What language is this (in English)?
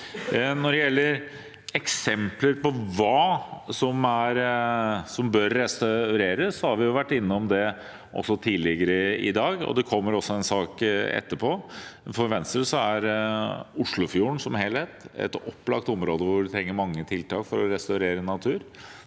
Norwegian